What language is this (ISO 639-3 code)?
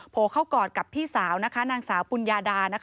tha